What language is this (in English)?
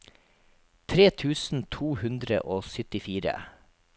Norwegian